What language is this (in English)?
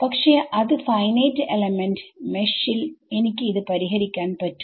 Malayalam